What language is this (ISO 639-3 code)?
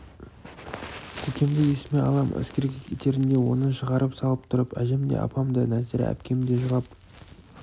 kaz